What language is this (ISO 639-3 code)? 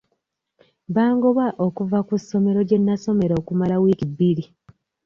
lug